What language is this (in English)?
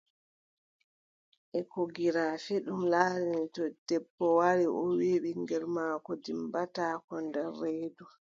Adamawa Fulfulde